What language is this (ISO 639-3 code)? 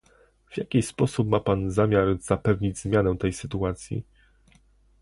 pol